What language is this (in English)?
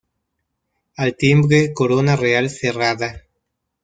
Spanish